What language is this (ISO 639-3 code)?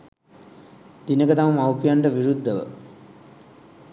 sin